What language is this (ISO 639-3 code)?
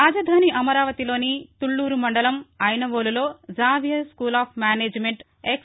tel